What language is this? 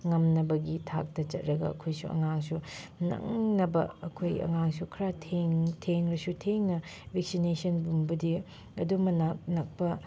Manipuri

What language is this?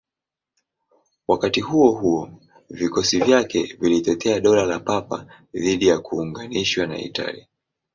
Swahili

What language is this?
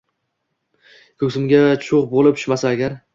Uzbek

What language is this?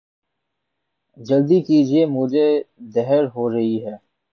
Urdu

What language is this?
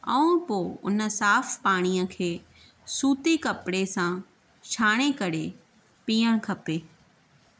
Sindhi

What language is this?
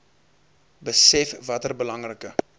Afrikaans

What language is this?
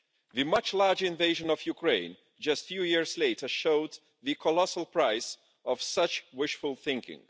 English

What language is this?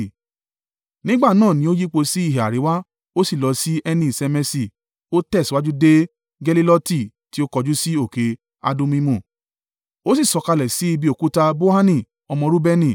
Yoruba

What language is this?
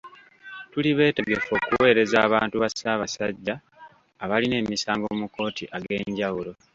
Ganda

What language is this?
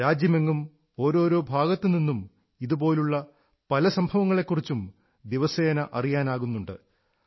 Malayalam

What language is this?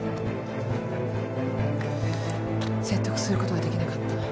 Japanese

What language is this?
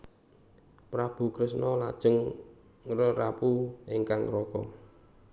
Javanese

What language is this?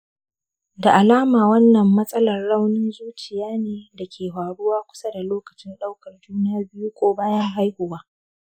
Hausa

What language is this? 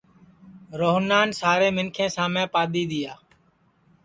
Sansi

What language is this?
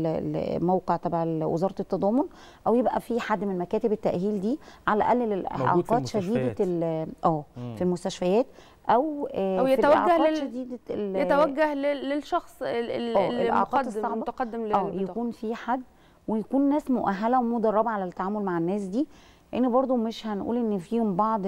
Arabic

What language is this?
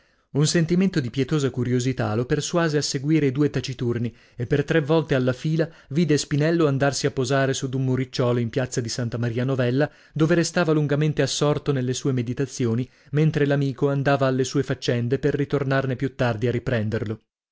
Italian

